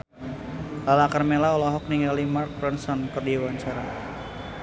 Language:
Sundanese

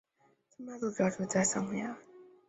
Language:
Chinese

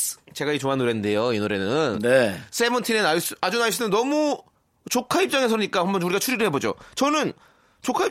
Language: Korean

